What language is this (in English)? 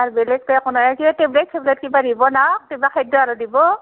Assamese